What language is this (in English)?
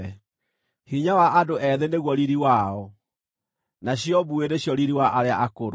Kikuyu